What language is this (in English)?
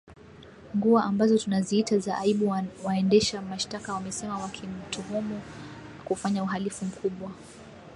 Swahili